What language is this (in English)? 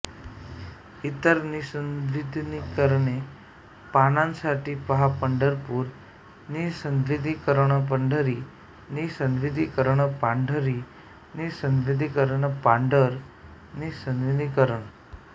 Marathi